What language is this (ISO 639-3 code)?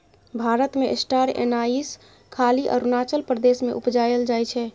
mai